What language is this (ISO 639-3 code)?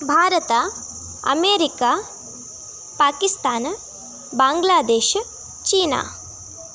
kan